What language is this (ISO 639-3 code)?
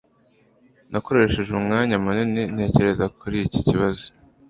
kin